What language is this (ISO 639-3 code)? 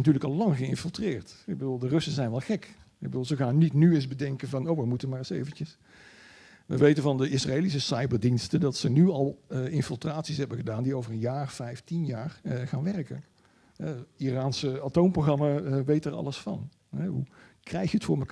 nld